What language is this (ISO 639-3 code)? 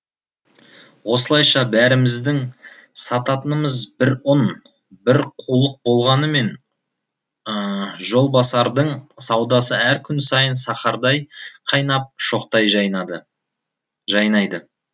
kaz